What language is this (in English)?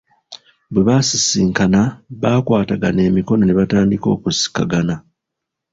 Ganda